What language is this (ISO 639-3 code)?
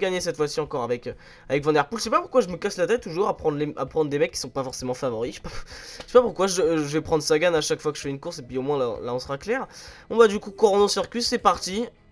fra